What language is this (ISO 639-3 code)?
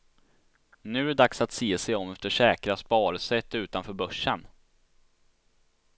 swe